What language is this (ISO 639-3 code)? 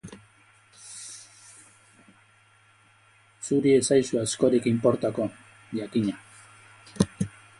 eus